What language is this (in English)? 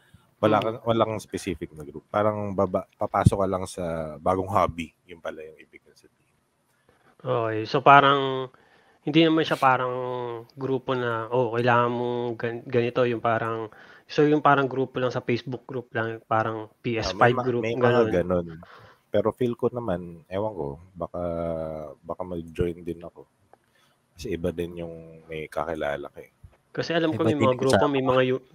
Filipino